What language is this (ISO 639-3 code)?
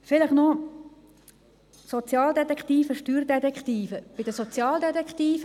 gsw